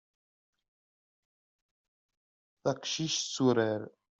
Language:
Kabyle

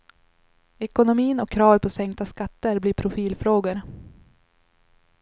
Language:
Swedish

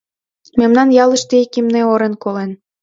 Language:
Mari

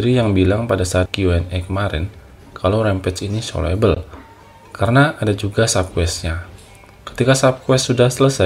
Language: Indonesian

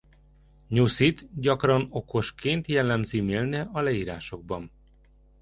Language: Hungarian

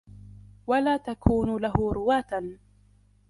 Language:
Arabic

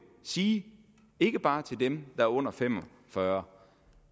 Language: Danish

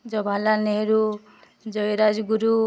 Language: Odia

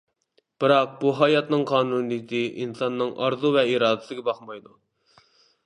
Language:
Uyghur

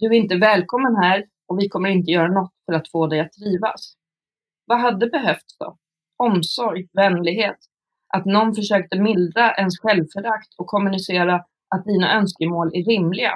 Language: Swedish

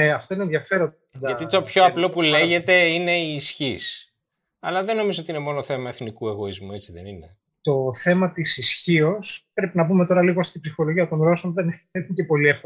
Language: Greek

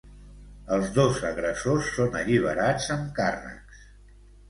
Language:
Catalan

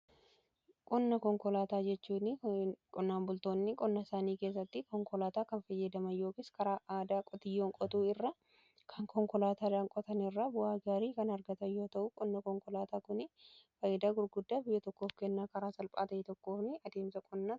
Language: Oromo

